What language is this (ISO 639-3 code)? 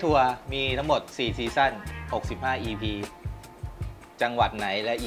tha